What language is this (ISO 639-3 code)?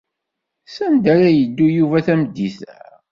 kab